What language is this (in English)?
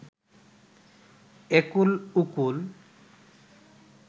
Bangla